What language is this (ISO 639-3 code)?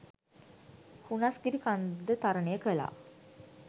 sin